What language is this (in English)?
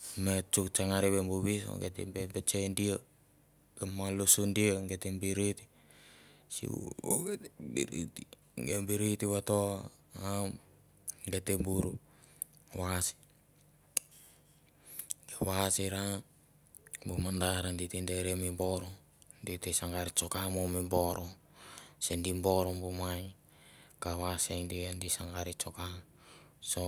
Mandara